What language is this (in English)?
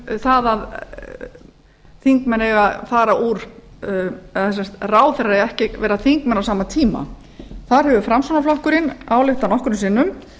Icelandic